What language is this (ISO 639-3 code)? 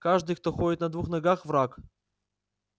rus